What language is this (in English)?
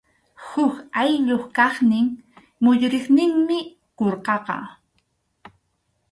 Arequipa-La Unión Quechua